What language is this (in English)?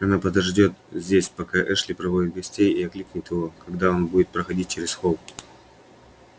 Russian